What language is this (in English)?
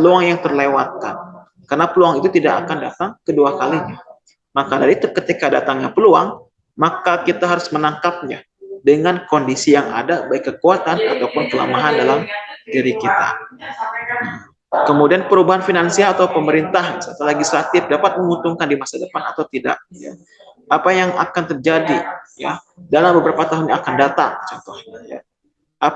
Indonesian